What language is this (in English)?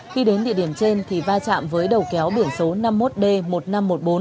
Vietnamese